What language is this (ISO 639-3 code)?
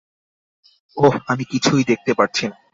ben